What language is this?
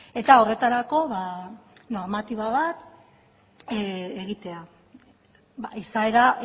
Basque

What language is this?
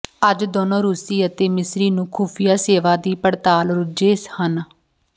Punjabi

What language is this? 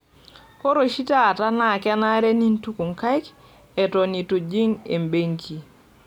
Masai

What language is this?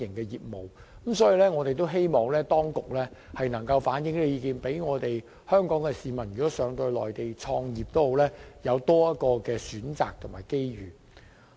Cantonese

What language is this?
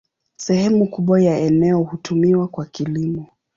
Swahili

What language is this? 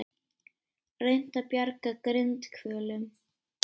Icelandic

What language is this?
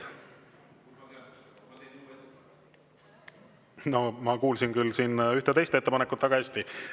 Estonian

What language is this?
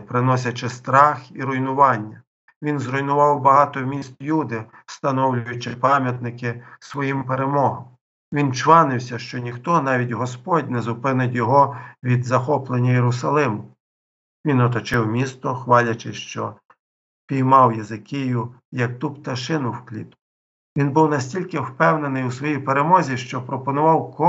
Ukrainian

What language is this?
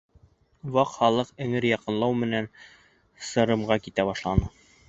Bashkir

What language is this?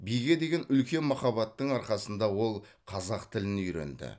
Kazakh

